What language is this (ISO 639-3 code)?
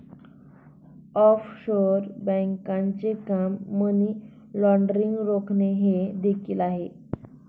mar